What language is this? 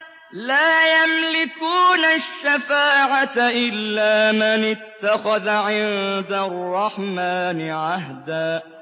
Arabic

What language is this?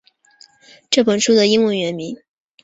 Chinese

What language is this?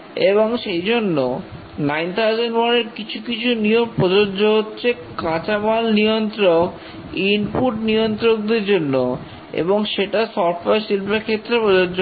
Bangla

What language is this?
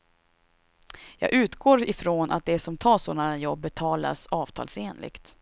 Swedish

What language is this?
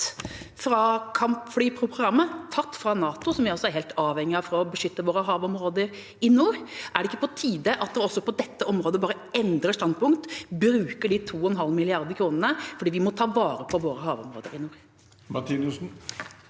Norwegian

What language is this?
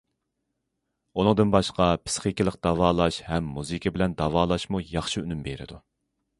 Uyghur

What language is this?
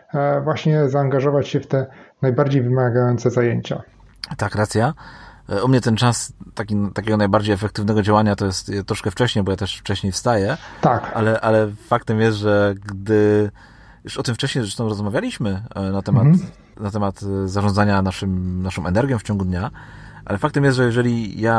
Polish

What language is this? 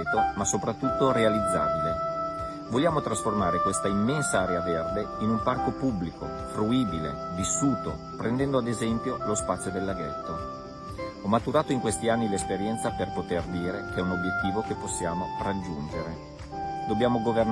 Italian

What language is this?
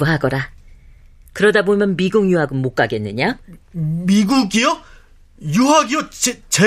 Korean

